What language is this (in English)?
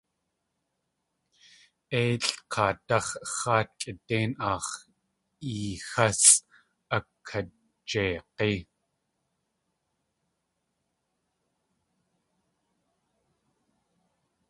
Tlingit